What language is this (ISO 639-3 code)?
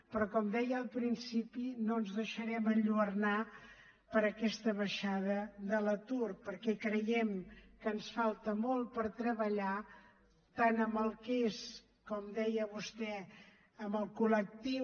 cat